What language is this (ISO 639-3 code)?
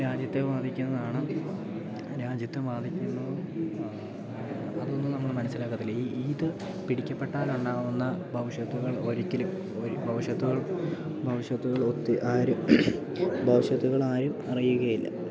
mal